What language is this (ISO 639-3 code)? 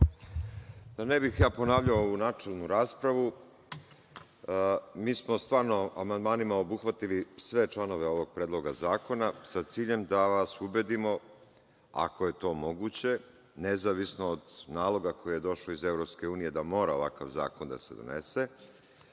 srp